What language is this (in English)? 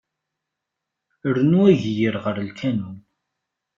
Kabyle